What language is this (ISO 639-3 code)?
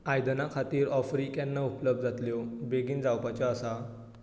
kok